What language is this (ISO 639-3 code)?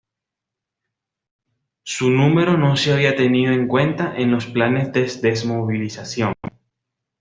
spa